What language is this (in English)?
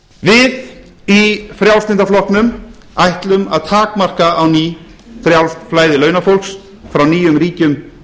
Icelandic